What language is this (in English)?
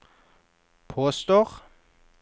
Norwegian